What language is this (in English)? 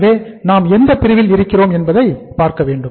Tamil